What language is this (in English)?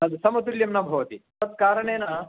Sanskrit